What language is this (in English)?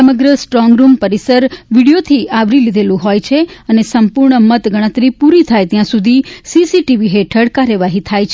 Gujarati